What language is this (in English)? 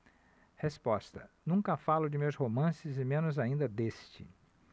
Portuguese